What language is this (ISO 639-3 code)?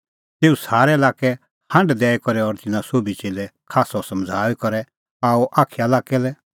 kfx